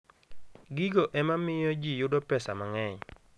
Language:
Luo (Kenya and Tanzania)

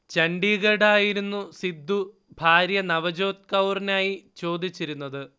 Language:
Malayalam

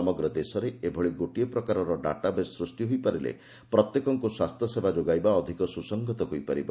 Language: Odia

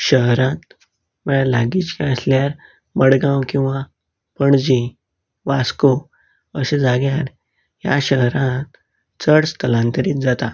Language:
Konkani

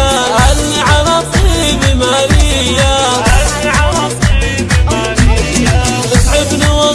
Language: Arabic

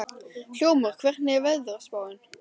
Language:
Icelandic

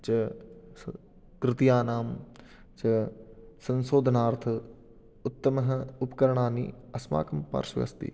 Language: Sanskrit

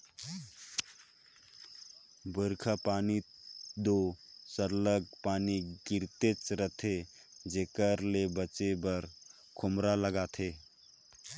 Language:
Chhattisgarhi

